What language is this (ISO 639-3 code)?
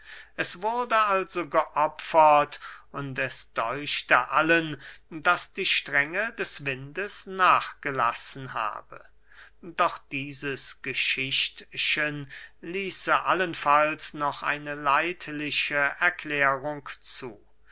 deu